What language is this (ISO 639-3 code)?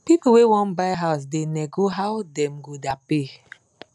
pcm